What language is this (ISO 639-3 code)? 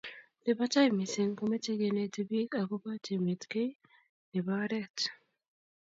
kln